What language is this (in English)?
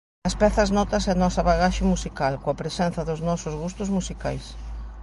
Galician